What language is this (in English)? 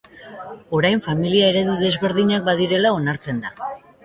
Basque